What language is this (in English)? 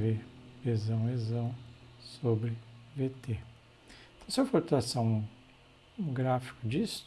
Portuguese